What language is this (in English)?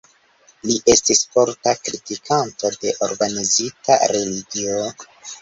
Esperanto